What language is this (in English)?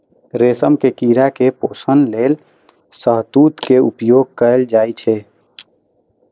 Maithili